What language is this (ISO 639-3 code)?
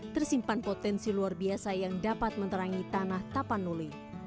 ind